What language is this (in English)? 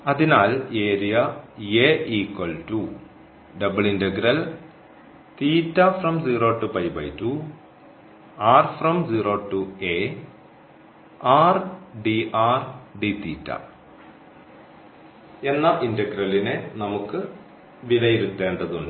Malayalam